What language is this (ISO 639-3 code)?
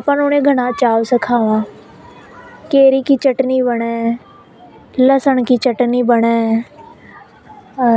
hoj